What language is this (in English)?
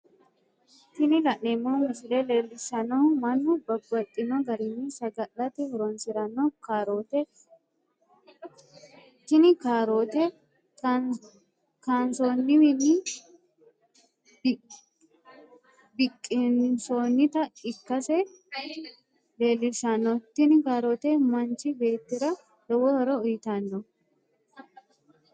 Sidamo